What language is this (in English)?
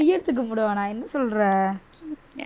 Tamil